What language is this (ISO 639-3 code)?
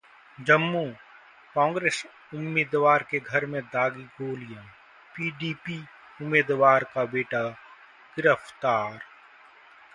hin